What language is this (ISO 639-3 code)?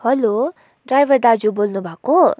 nep